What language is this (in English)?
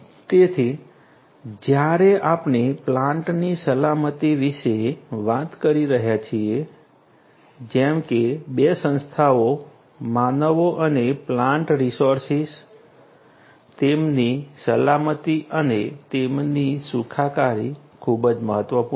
Gujarati